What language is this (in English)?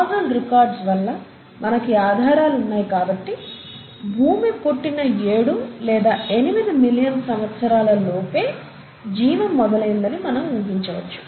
Telugu